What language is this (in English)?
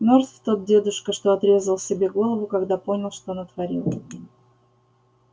Russian